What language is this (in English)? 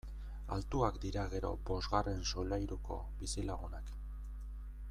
Basque